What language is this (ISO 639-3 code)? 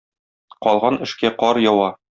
tat